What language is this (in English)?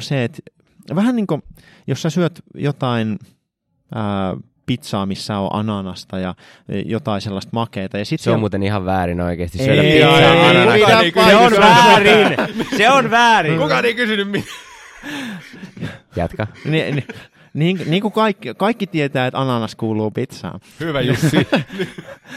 Finnish